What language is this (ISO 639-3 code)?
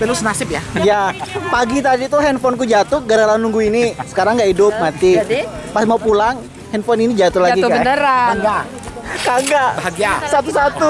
ind